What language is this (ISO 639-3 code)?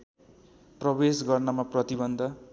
nep